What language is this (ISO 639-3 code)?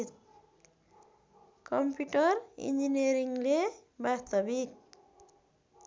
nep